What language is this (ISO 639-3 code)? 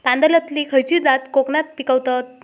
mar